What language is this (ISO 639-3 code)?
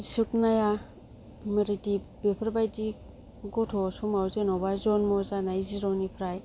brx